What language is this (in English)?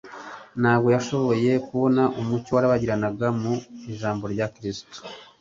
Kinyarwanda